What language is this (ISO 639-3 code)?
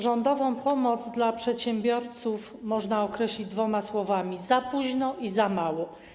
pol